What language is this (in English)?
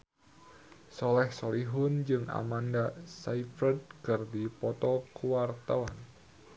Sundanese